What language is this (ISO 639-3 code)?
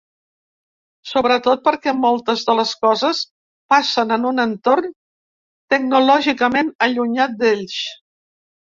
cat